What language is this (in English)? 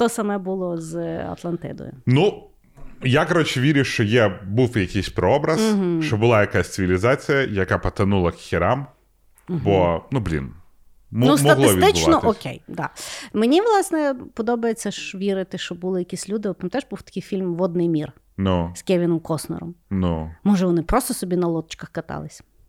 Ukrainian